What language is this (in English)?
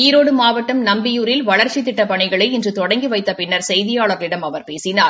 Tamil